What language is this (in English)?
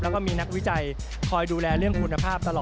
Thai